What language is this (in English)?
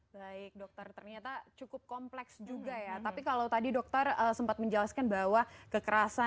Indonesian